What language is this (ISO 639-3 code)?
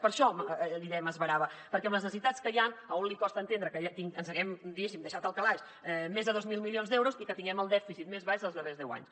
cat